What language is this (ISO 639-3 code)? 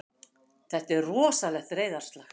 isl